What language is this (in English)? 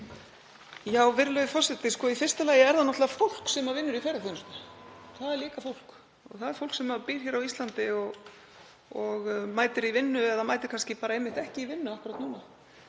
Icelandic